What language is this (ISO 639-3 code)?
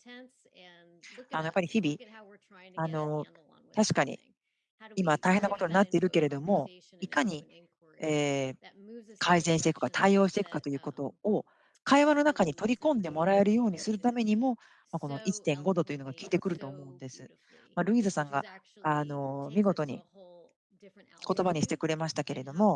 jpn